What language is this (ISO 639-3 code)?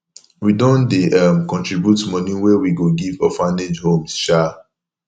pcm